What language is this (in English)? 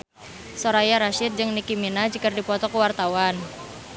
Sundanese